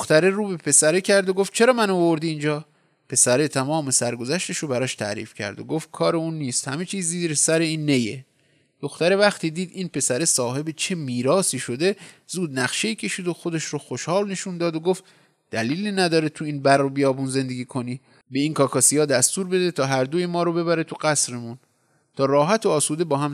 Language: Persian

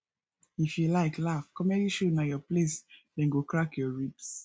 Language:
Nigerian Pidgin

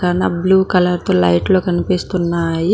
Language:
Telugu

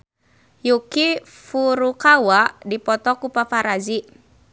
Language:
Sundanese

